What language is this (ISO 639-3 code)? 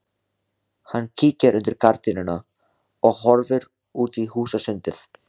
isl